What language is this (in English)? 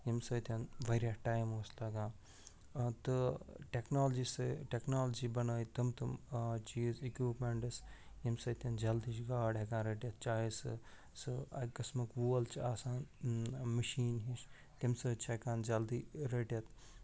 Kashmiri